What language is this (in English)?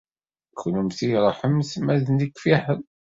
Kabyle